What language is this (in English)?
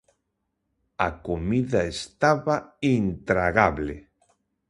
Galician